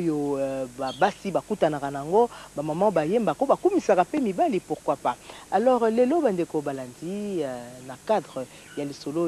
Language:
French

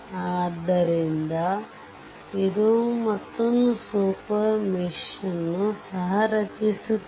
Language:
Kannada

